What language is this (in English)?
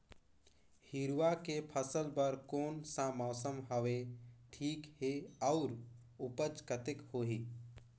Chhattisgarhi